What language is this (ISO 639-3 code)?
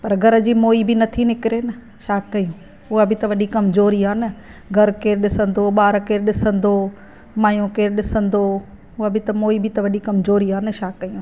snd